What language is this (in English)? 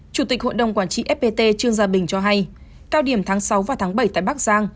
Vietnamese